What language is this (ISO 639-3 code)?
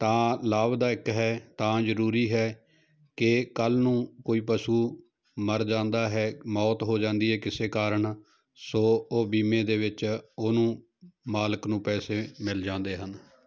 pan